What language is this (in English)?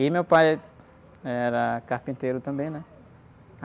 Portuguese